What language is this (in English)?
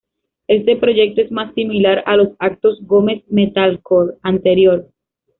Spanish